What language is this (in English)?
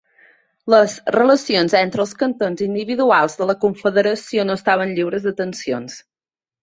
Catalan